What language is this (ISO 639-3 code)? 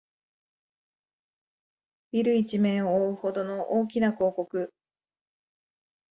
jpn